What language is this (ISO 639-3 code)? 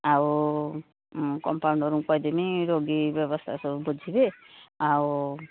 ori